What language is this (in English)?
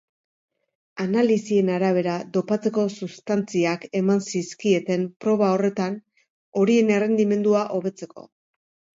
Basque